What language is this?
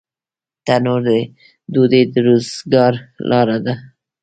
Pashto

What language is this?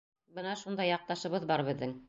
Bashkir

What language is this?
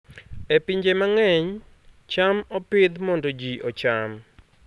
Luo (Kenya and Tanzania)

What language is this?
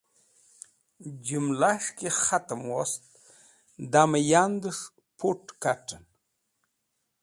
Wakhi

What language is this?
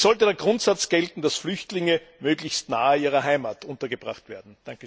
German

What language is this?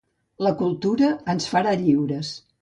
Catalan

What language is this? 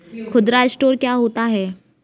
Hindi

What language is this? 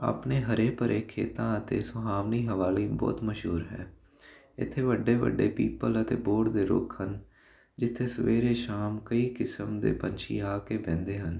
Punjabi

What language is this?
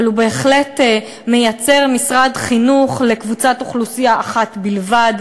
Hebrew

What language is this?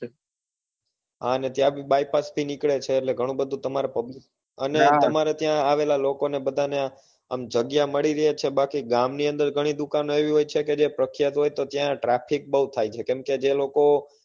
Gujarati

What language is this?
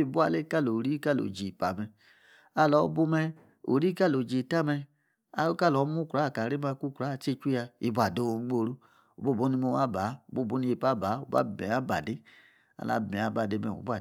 Yace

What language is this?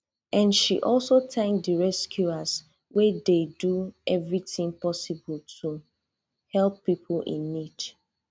Nigerian Pidgin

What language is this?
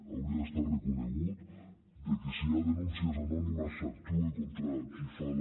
Catalan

